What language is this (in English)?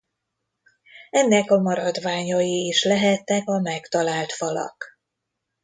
Hungarian